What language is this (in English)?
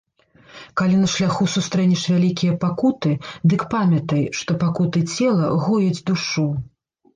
Belarusian